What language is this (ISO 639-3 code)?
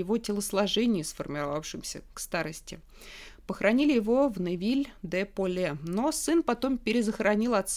rus